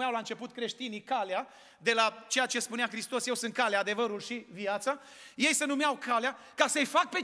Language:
Romanian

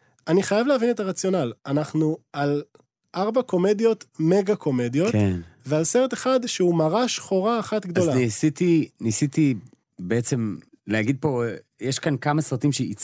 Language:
Hebrew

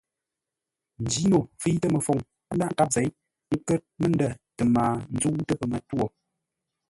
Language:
Ngombale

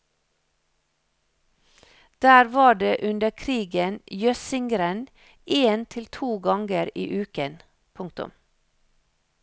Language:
Norwegian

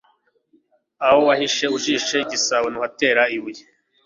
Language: Kinyarwanda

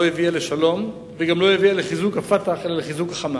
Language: Hebrew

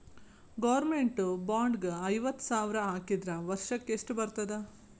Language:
Kannada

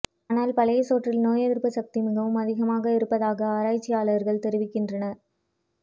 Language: Tamil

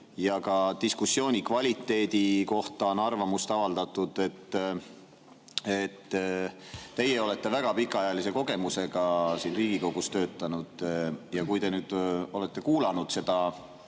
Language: Estonian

